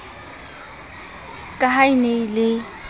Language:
Southern Sotho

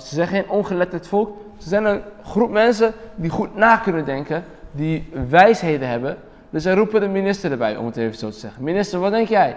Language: Dutch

